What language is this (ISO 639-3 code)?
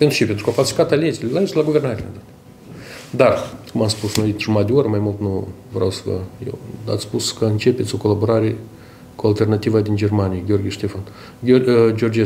rus